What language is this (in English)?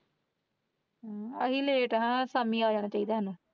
Punjabi